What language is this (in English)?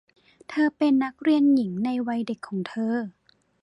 Thai